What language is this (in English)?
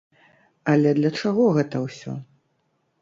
Belarusian